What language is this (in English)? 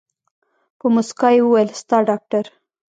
Pashto